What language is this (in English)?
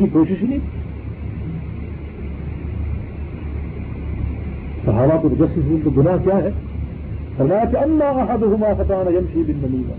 Urdu